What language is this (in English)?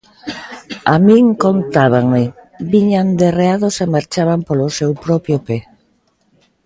Galician